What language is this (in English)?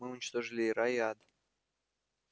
Russian